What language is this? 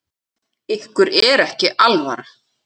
Icelandic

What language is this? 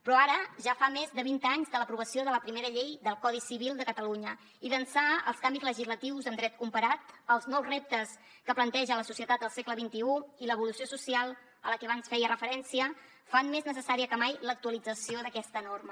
Catalan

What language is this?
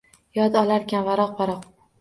Uzbek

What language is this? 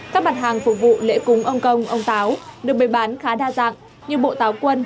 Vietnamese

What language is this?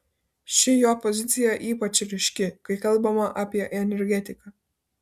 Lithuanian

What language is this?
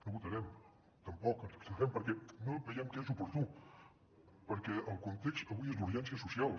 Catalan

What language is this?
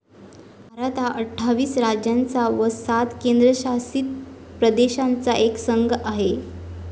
Marathi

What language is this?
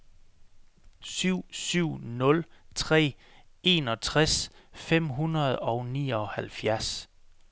Danish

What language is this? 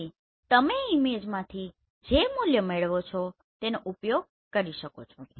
Gujarati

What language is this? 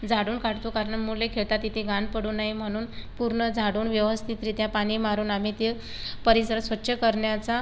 Marathi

